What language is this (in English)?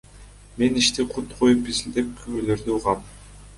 Kyrgyz